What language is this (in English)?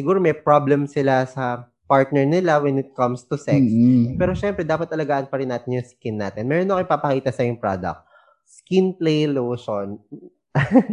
Filipino